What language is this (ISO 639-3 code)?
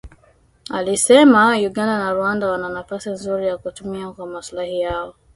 swa